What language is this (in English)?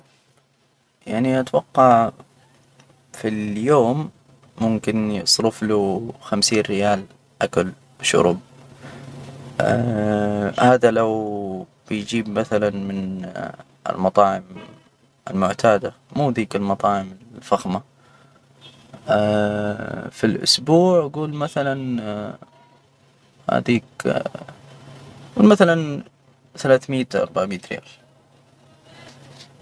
Hijazi Arabic